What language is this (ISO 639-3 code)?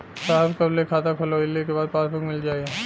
bho